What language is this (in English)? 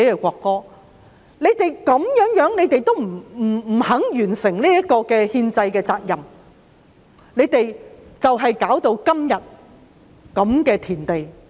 Cantonese